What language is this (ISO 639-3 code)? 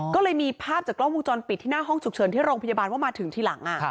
tha